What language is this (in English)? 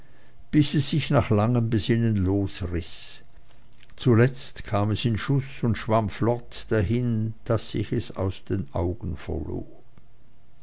German